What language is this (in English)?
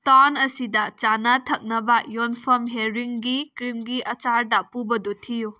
Manipuri